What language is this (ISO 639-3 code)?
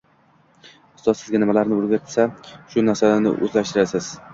uzb